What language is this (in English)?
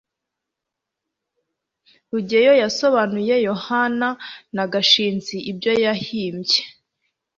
Kinyarwanda